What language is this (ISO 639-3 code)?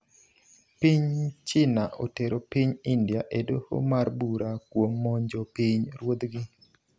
luo